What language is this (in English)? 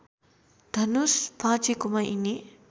Nepali